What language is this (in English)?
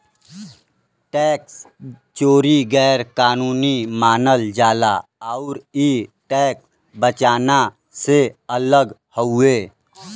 Bhojpuri